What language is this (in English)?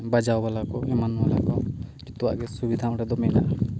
Santali